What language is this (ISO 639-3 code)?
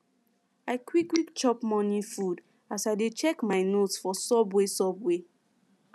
pcm